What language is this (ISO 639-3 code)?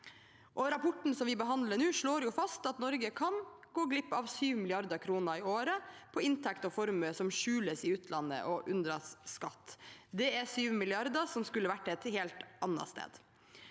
nor